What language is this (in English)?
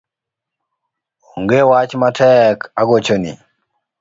Luo (Kenya and Tanzania)